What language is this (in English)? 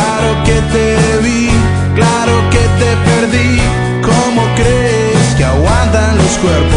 Spanish